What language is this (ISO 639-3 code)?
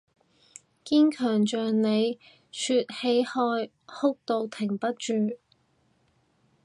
yue